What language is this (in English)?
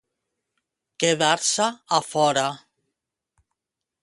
Catalan